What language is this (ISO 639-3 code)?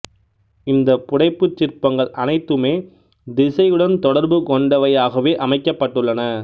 tam